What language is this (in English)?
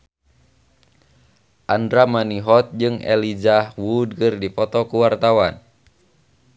Sundanese